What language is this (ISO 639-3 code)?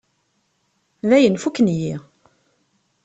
kab